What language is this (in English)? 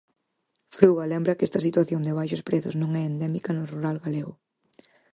Galician